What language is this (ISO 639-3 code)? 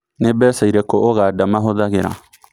kik